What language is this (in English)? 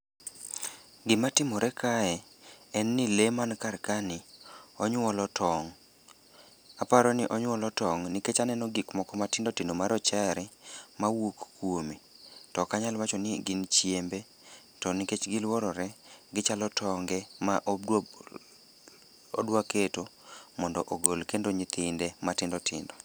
Luo (Kenya and Tanzania)